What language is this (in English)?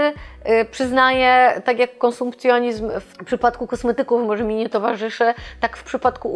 Polish